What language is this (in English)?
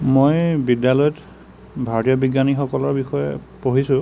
Assamese